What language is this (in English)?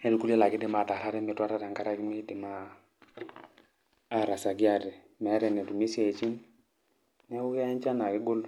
Masai